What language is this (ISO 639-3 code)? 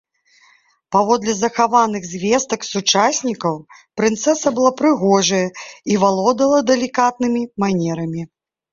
bel